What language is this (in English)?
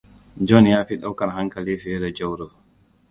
Hausa